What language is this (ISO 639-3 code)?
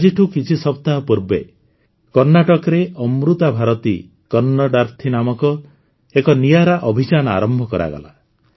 ori